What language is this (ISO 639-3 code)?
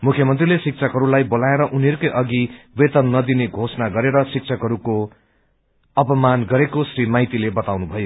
nep